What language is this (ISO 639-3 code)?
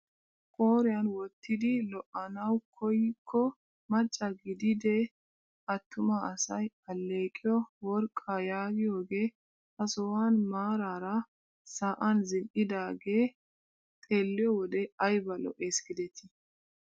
wal